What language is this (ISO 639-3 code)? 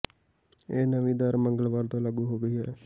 pan